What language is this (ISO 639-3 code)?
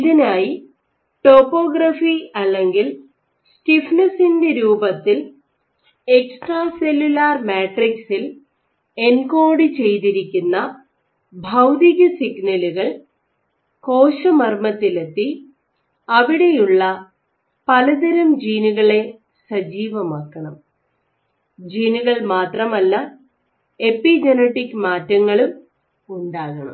mal